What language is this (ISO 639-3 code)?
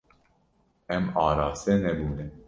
kur